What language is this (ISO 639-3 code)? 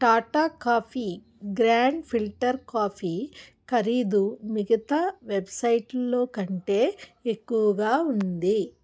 tel